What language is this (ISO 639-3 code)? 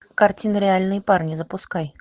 rus